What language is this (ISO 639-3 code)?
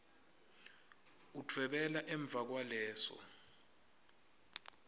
ssw